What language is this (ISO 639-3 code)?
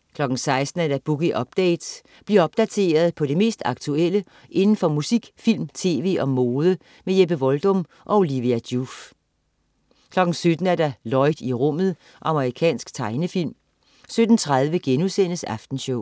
dan